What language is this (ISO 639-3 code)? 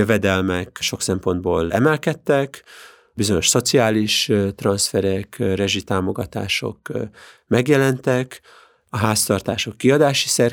hun